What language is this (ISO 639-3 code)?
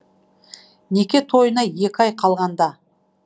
kaz